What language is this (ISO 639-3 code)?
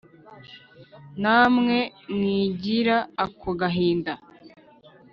kin